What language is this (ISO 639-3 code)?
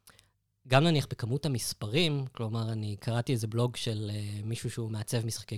heb